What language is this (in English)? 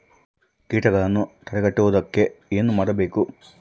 Kannada